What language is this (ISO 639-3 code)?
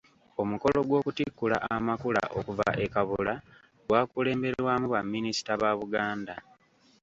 lug